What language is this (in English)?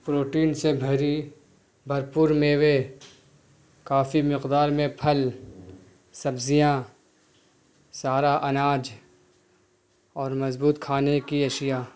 Urdu